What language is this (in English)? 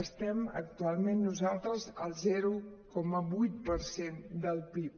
Catalan